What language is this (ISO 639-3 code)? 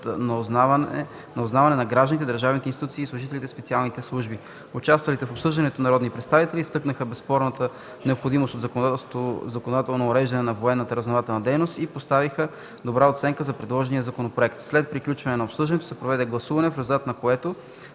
bul